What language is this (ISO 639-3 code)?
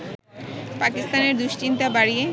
ben